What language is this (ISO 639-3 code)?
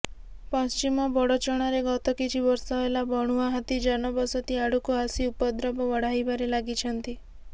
ori